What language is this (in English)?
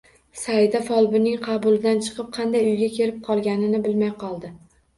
Uzbek